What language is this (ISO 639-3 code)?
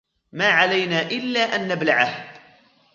ara